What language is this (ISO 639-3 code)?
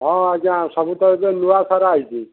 ori